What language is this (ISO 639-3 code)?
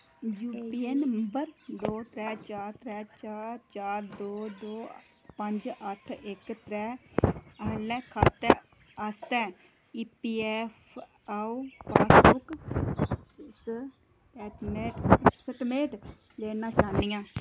doi